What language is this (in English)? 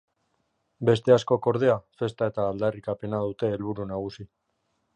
Basque